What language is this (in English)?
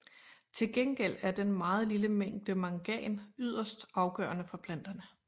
Danish